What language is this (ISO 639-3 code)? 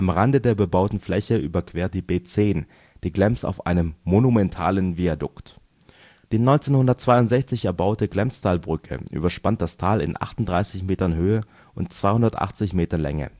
deu